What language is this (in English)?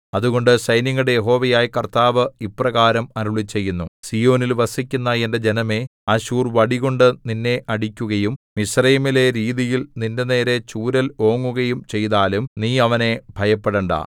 Malayalam